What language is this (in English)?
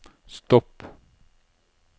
Norwegian